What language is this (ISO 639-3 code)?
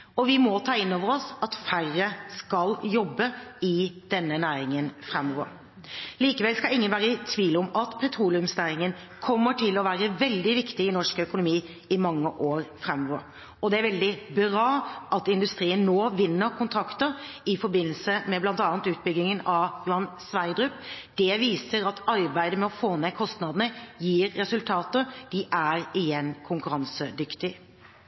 nob